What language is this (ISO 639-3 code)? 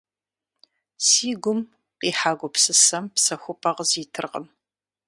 kbd